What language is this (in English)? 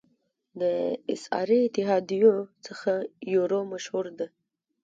Pashto